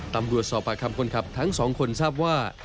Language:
Thai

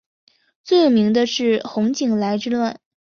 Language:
Chinese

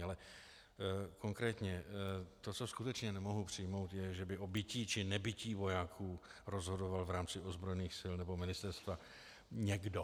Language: Czech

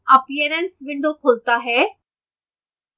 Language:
Hindi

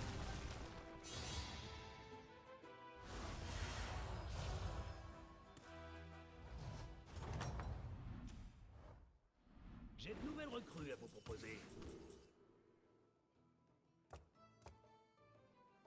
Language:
French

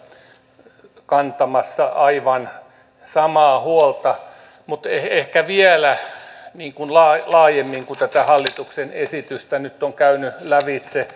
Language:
Finnish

